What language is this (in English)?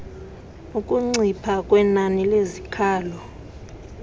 Xhosa